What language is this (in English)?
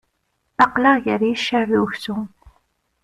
Kabyle